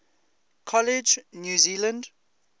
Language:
English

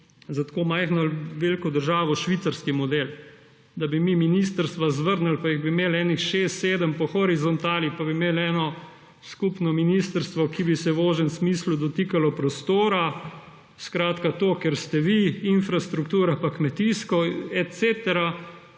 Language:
Slovenian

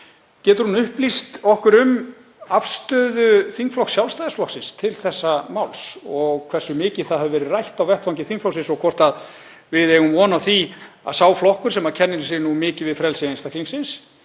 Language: Icelandic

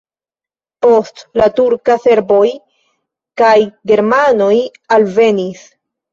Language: Esperanto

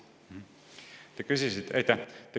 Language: Estonian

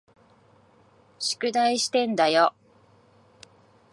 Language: Japanese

